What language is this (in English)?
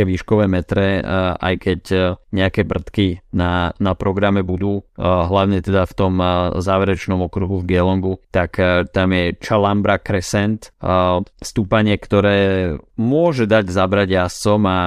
Slovak